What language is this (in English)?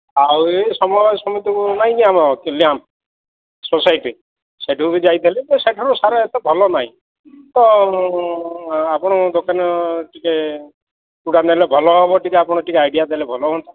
Odia